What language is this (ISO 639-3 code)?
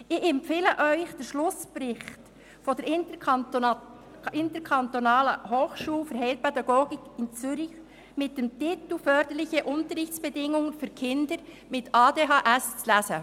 gsw